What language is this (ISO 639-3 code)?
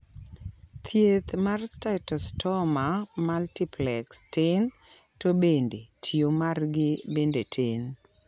luo